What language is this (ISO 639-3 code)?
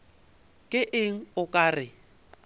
nso